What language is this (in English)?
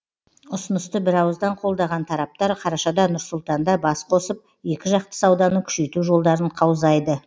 Kazakh